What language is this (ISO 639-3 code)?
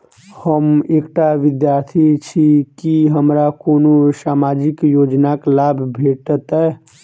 mai